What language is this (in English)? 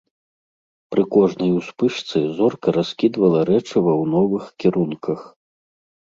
Belarusian